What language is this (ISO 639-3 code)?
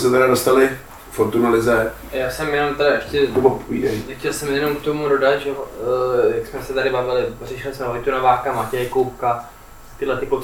ces